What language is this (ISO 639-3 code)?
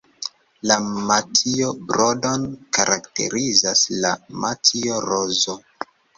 epo